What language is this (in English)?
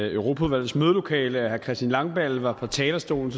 Danish